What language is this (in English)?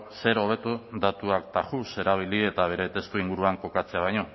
Basque